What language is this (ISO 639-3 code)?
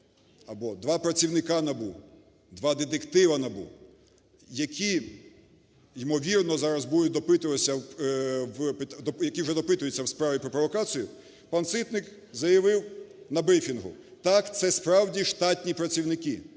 ukr